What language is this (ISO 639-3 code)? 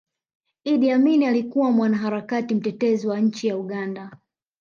swa